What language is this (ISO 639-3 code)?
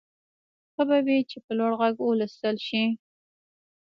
pus